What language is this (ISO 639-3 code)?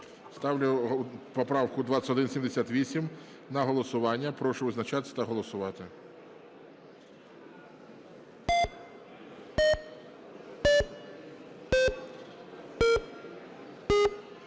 ukr